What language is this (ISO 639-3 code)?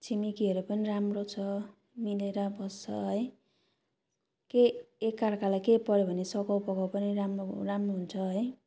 nep